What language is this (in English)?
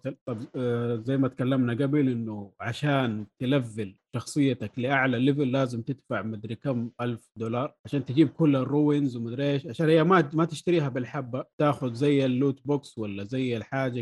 Arabic